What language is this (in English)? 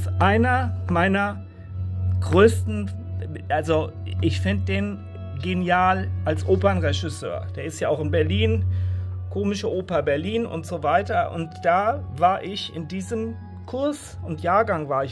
German